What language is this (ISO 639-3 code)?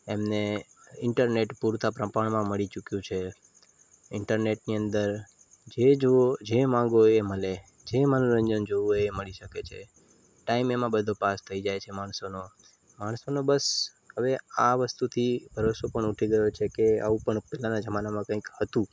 guj